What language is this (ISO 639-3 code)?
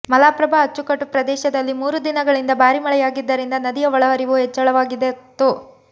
kan